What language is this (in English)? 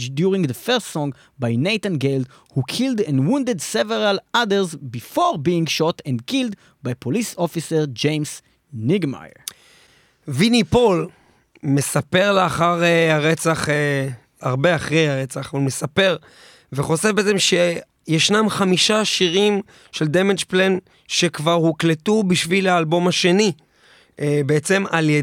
Hebrew